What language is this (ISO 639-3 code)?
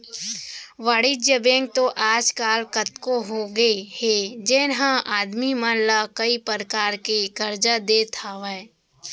hne